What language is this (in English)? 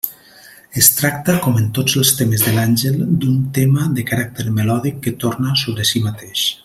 Catalan